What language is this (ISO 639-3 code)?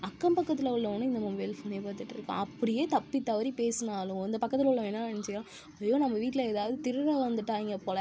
tam